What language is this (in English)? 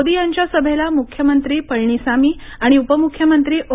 Marathi